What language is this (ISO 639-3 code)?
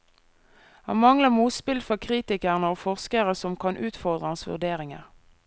nor